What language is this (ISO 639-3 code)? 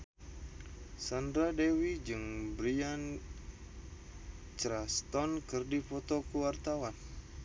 sun